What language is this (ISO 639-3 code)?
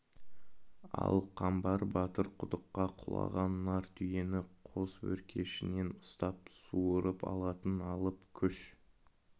kaz